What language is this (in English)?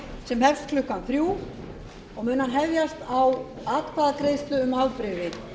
Icelandic